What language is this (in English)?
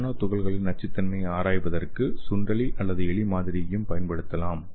Tamil